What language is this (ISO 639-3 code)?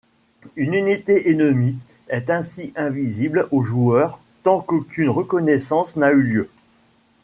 fra